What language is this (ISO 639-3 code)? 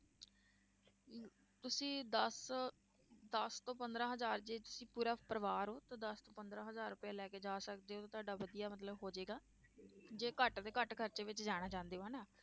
pan